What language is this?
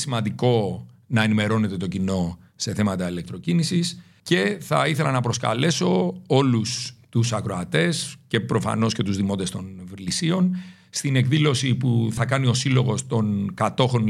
Greek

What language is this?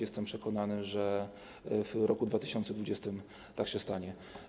Polish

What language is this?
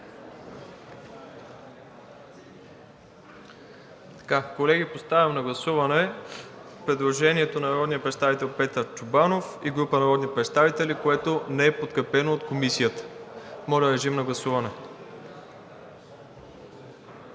Bulgarian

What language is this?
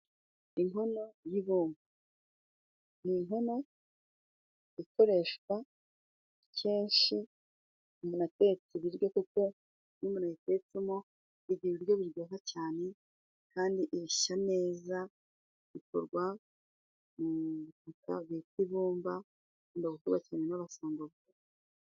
Kinyarwanda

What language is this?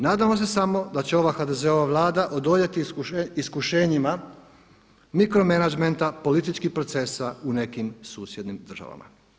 Croatian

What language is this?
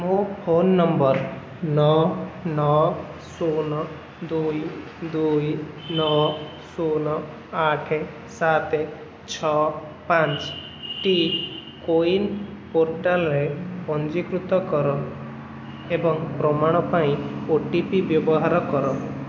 Odia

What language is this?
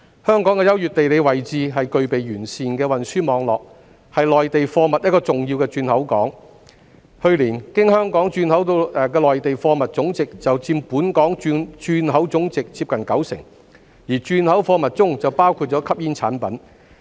Cantonese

